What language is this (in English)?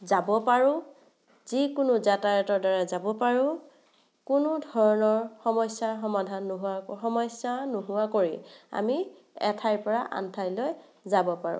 Assamese